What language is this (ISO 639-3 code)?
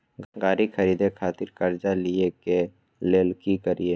mai